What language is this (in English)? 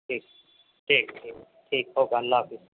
Urdu